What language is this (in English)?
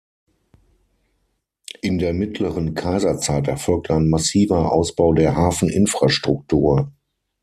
German